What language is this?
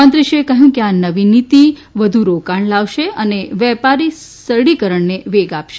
Gujarati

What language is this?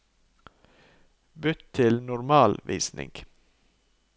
Norwegian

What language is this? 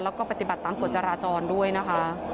Thai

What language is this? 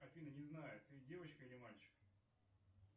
Russian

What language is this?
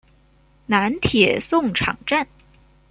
Chinese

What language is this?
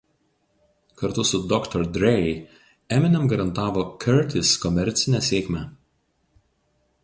Lithuanian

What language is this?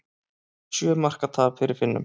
Icelandic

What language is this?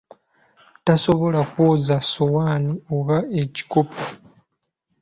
Ganda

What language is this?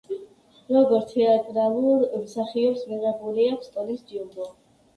Georgian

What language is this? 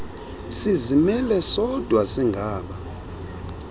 Xhosa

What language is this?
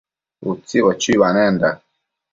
Matsés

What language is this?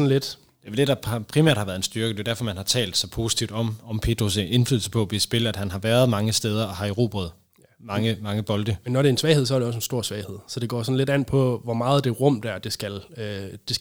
Danish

